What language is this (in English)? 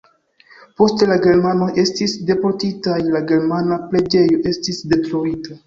Esperanto